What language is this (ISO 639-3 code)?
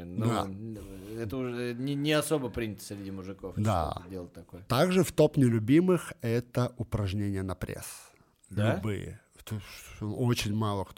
rus